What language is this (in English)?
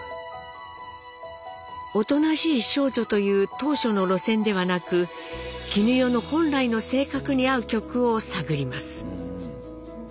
Japanese